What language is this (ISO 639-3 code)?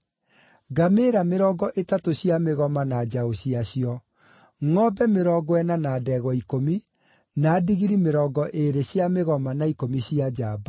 kik